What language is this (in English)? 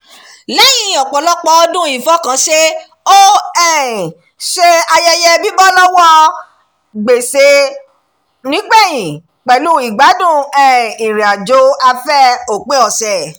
Yoruba